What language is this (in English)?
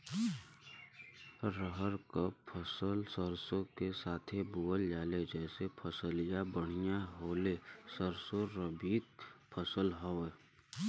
Bhojpuri